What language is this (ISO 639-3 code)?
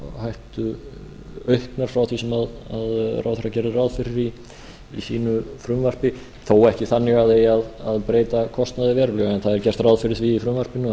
isl